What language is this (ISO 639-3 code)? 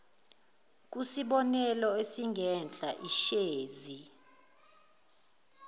zul